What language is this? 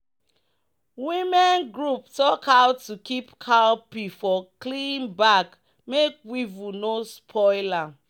Nigerian Pidgin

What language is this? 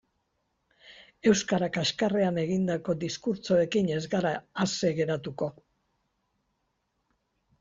Basque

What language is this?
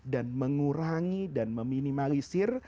Indonesian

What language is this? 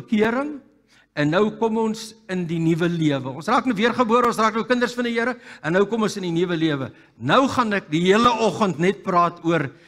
Dutch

